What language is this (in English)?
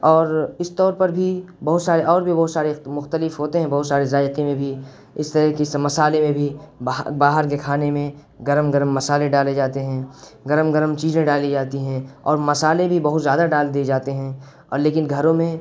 Urdu